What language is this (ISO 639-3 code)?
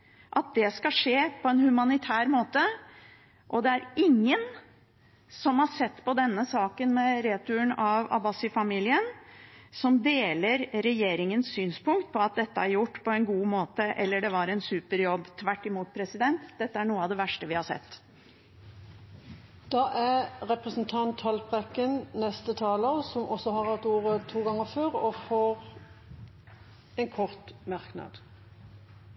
nob